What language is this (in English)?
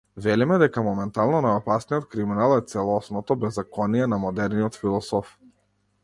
Macedonian